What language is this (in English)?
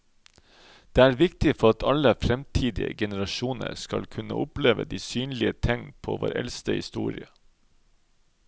Norwegian